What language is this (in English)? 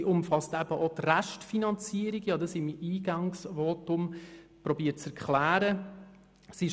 Swiss German